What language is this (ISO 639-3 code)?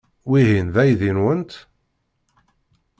kab